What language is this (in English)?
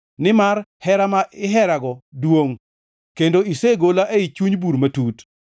Luo (Kenya and Tanzania)